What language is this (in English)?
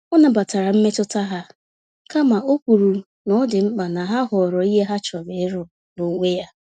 Igbo